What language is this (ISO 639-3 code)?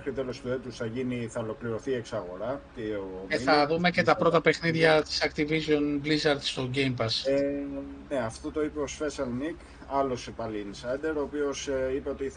ell